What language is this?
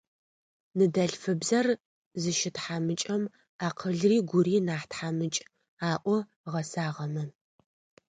Adyghe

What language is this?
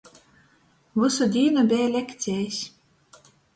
Latgalian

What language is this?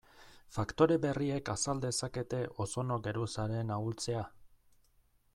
Basque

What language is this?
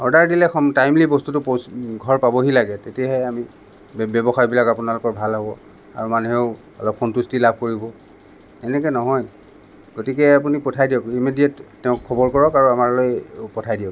Assamese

